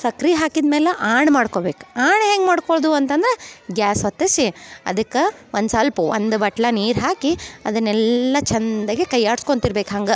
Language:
Kannada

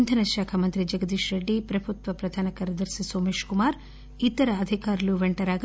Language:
Telugu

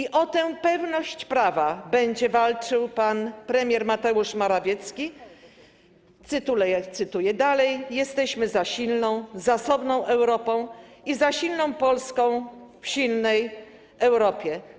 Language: Polish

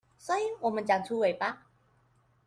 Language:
Chinese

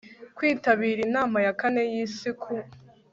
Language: Kinyarwanda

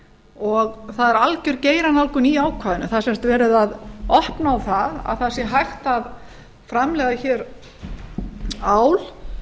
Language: Icelandic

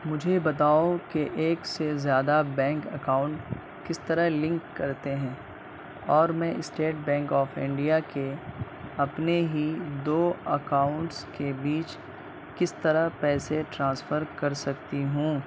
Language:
Urdu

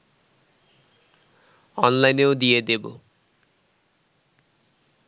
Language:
Bangla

